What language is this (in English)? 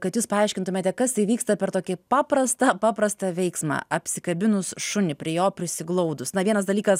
Lithuanian